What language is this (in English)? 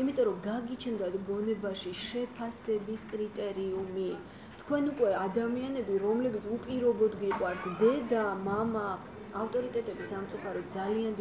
Turkish